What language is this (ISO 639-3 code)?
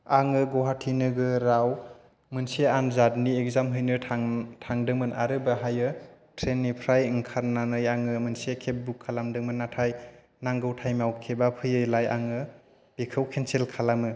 brx